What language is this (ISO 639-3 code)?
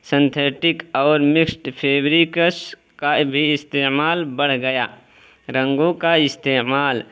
urd